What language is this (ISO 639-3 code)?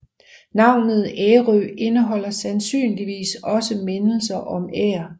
dan